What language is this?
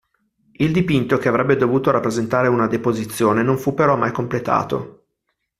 Italian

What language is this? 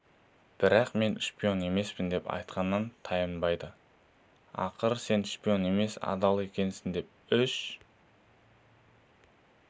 Kazakh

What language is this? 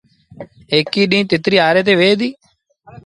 Sindhi Bhil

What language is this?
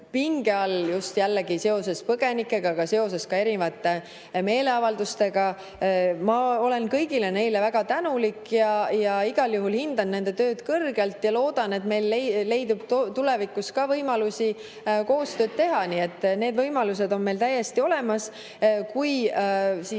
Estonian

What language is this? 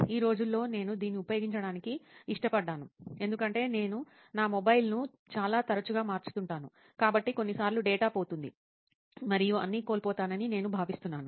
Telugu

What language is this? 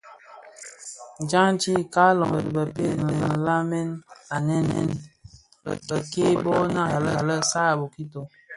Bafia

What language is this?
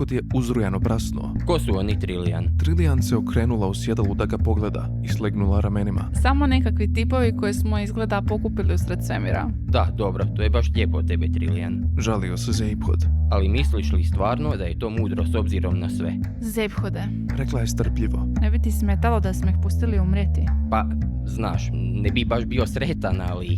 Croatian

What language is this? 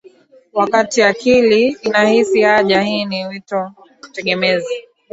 Swahili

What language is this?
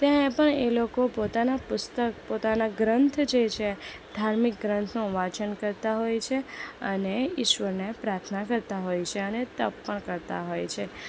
Gujarati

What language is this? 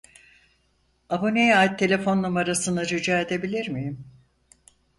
Turkish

